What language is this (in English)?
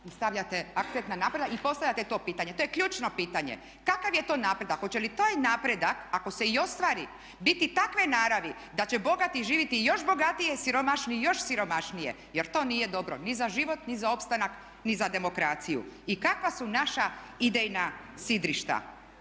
Croatian